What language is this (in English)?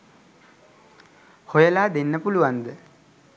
Sinhala